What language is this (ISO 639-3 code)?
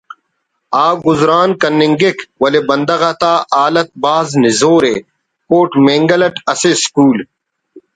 brh